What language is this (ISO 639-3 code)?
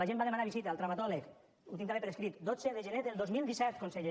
cat